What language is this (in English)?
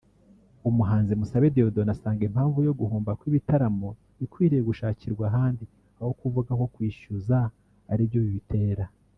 Kinyarwanda